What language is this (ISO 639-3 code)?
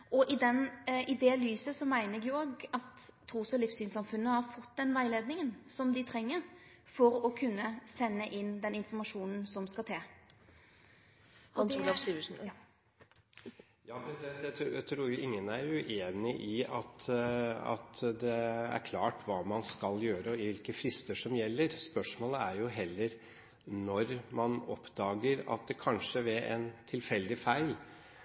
nor